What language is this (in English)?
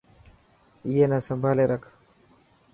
Dhatki